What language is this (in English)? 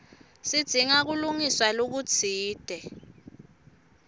Swati